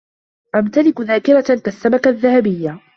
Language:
Arabic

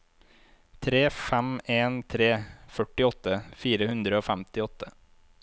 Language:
Norwegian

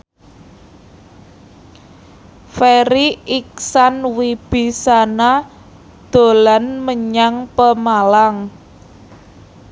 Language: Javanese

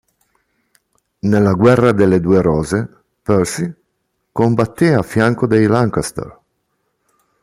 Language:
Italian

